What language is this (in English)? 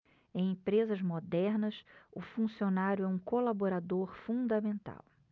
Portuguese